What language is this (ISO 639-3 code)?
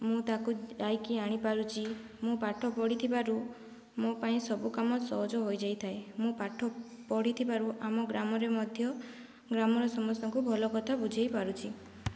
ori